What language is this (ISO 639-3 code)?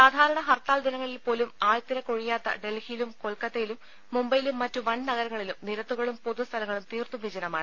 mal